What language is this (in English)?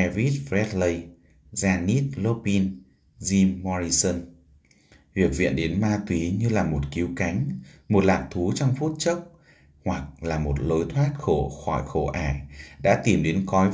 Vietnamese